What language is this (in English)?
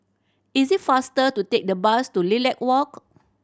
English